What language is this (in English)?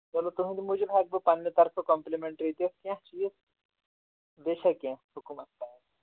Kashmiri